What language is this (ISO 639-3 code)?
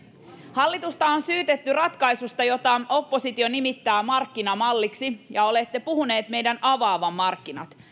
fin